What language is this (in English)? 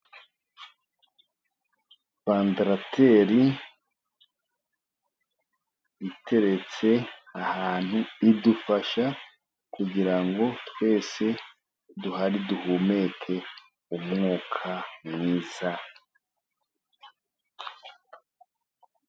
Kinyarwanda